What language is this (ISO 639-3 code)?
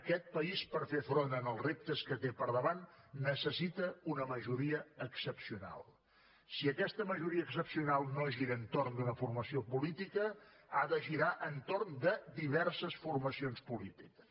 cat